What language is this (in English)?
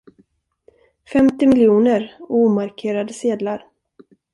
Swedish